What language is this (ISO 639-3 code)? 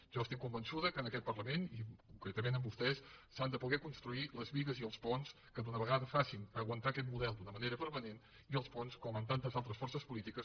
cat